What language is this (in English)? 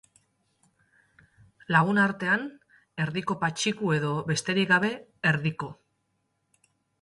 Basque